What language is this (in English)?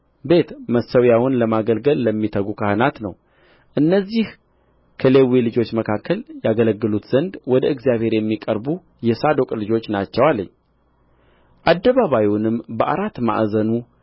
Amharic